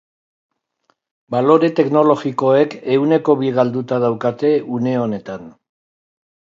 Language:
Basque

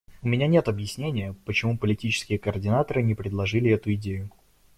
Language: Russian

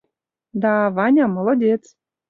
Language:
Mari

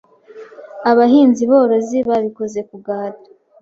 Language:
Kinyarwanda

